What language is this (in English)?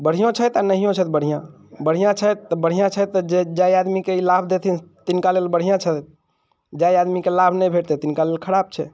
Maithili